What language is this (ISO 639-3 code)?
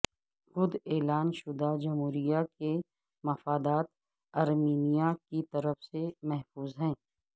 urd